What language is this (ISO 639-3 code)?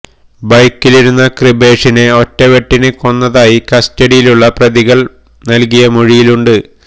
mal